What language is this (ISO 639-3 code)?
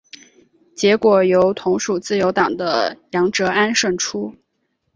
zho